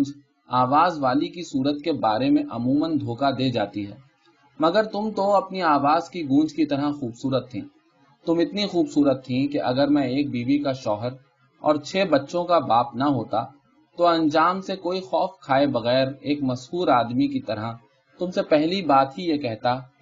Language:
Urdu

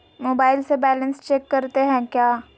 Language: Magahi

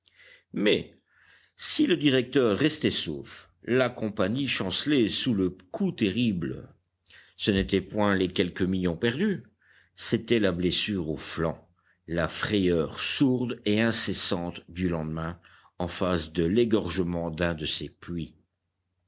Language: French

